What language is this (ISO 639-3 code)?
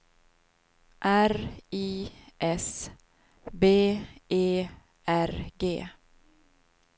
swe